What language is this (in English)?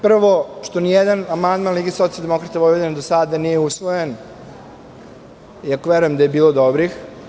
Serbian